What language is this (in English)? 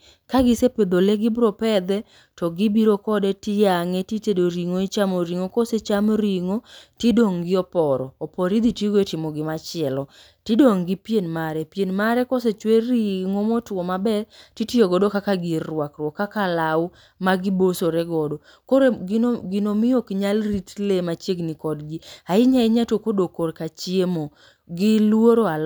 Luo (Kenya and Tanzania)